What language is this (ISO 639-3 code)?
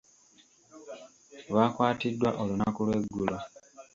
lug